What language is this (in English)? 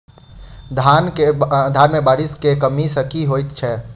Maithili